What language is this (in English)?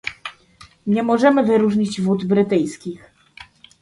Polish